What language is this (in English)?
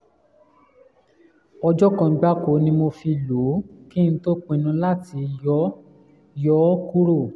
Yoruba